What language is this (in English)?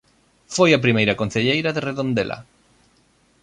Galician